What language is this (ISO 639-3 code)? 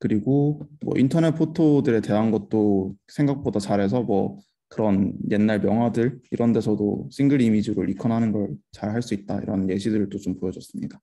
kor